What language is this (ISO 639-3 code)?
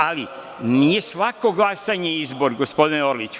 srp